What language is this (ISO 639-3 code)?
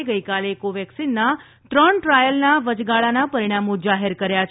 guj